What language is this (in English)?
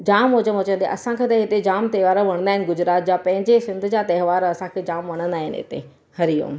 Sindhi